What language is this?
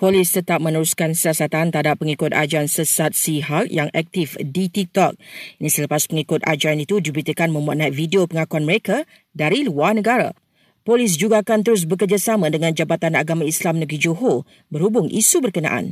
Malay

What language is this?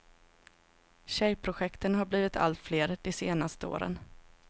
Swedish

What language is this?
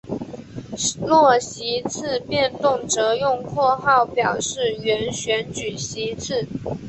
Chinese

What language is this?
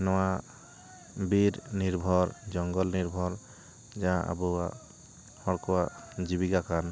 Santali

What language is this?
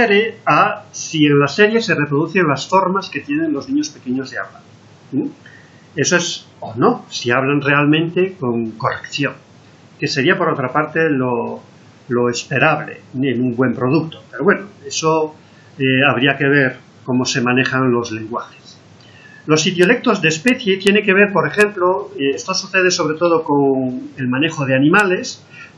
Spanish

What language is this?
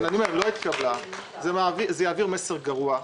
Hebrew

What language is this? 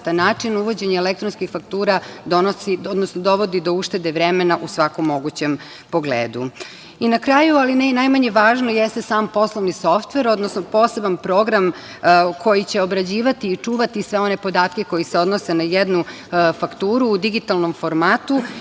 Serbian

